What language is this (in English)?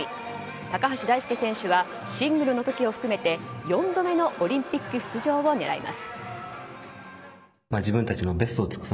Japanese